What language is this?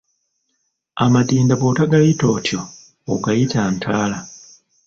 Ganda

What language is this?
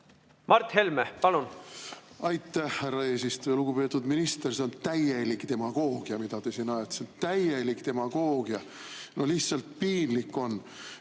Estonian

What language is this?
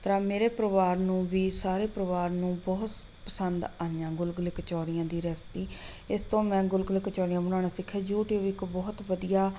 Punjabi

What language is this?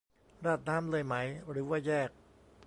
Thai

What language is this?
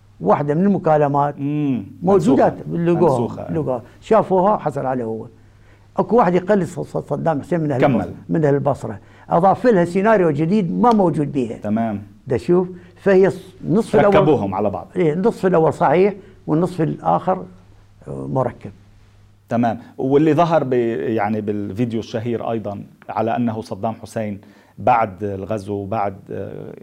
Arabic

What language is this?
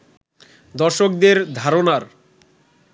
Bangla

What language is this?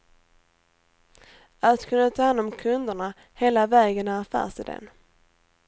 Swedish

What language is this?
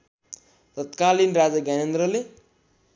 Nepali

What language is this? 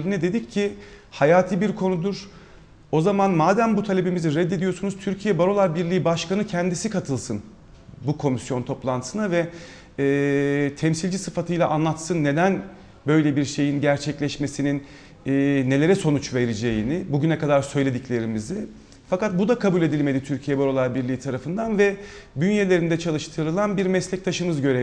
Turkish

